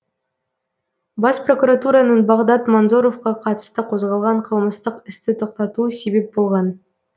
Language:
Kazakh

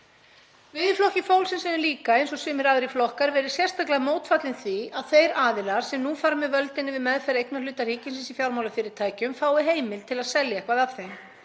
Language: Icelandic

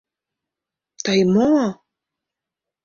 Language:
Mari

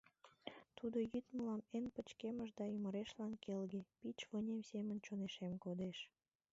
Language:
Mari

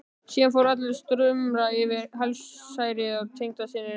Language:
Icelandic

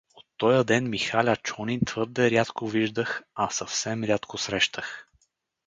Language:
Bulgarian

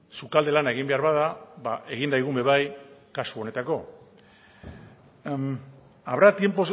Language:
Basque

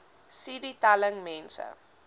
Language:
Afrikaans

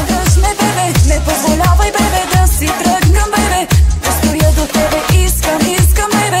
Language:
Polish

